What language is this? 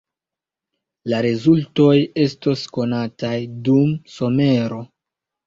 Esperanto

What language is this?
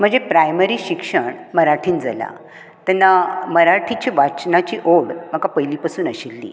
Konkani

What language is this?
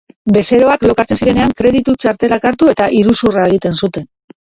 Basque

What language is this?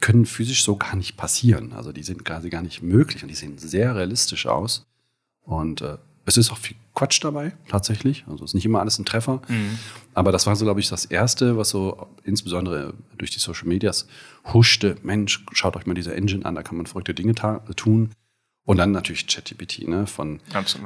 German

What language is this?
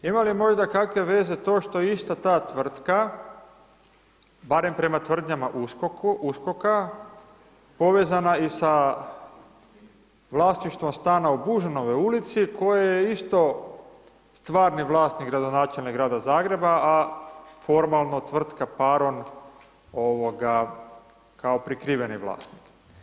Croatian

